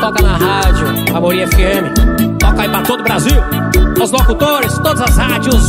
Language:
Portuguese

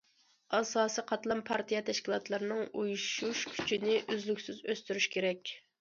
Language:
Uyghur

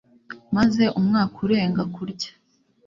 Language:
Kinyarwanda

